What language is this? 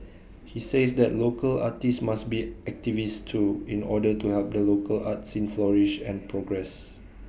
English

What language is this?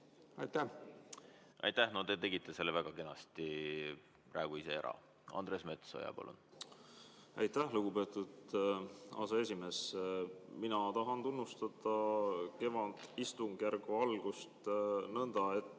Estonian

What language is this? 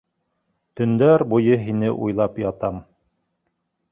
Bashkir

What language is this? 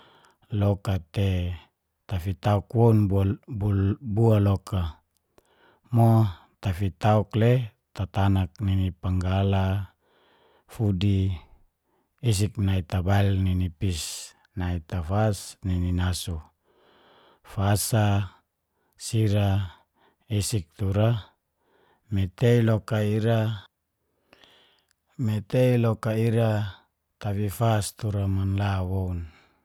Geser-Gorom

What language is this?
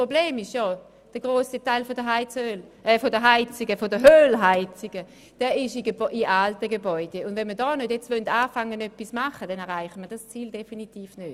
Swiss German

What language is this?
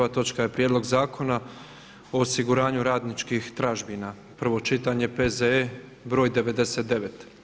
Croatian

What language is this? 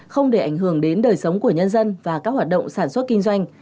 Vietnamese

